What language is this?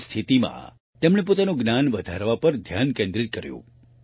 Gujarati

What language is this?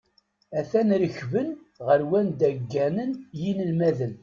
Kabyle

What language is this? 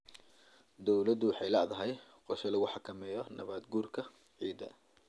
Somali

